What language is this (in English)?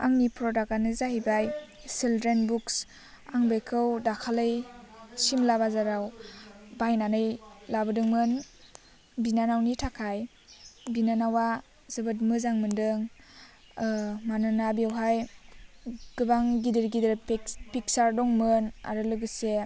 Bodo